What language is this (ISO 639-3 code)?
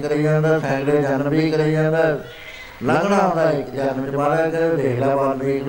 pan